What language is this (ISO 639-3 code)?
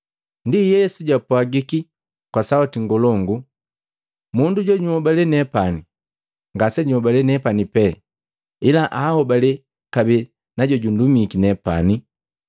mgv